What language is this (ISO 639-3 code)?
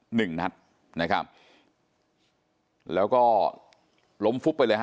tha